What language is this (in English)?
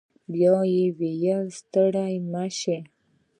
Pashto